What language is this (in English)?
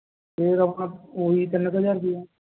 Punjabi